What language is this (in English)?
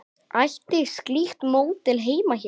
Icelandic